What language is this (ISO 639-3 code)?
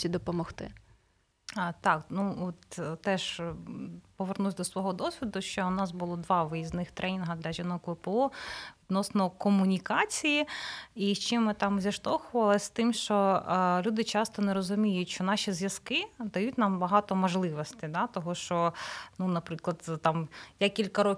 ukr